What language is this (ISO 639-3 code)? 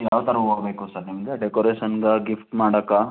kan